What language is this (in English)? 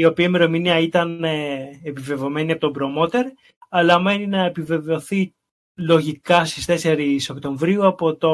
Greek